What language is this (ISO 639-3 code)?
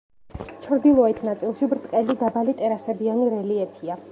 kat